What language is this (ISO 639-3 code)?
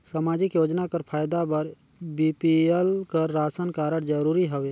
hne